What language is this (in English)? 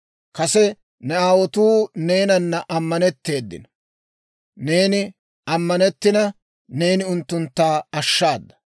Dawro